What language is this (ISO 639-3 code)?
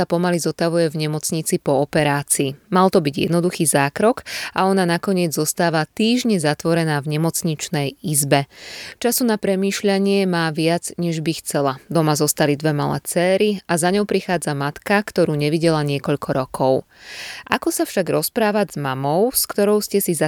slk